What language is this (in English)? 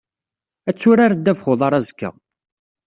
Kabyle